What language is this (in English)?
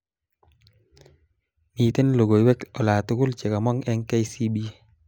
Kalenjin